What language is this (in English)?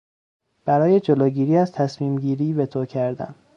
Persian